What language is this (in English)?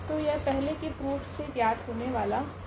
Hindi